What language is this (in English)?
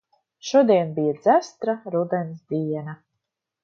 Latvian